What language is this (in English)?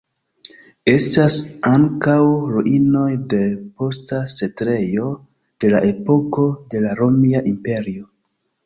Esperanto